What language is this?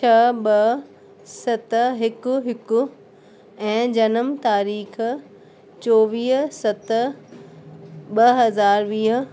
Sindhi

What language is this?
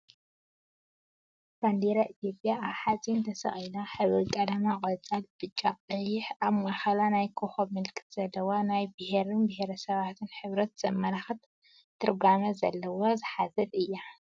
Tigrinya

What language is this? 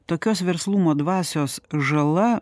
Lithuanian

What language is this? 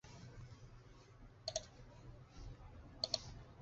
Chinese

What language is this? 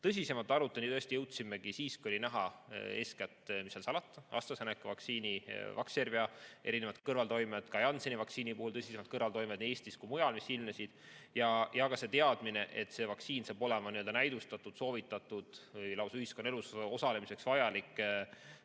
Estonian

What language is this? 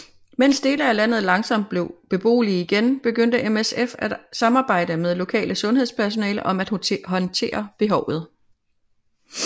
Danish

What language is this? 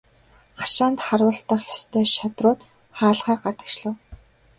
Mongolian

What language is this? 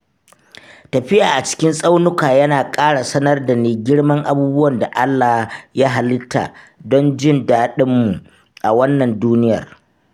Hausa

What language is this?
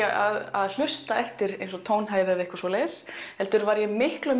Icelandic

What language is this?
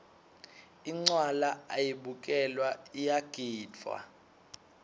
Swati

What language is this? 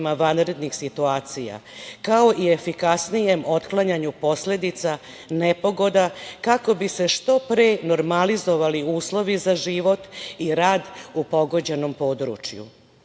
Serbian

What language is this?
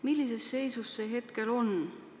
Estonian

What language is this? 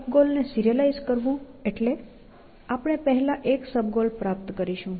Gujarati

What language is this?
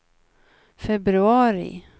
Swedish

